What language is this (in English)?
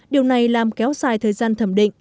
Vietnamese